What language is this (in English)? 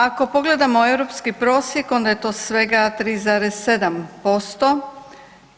Croatian